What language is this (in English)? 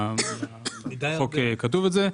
Hebrew